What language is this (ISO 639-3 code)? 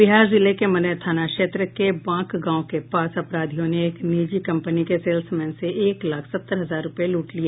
hin